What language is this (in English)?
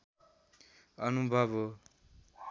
Nepali